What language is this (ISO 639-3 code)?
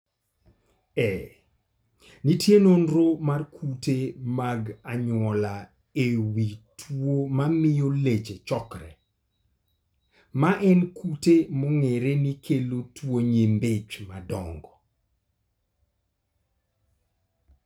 luo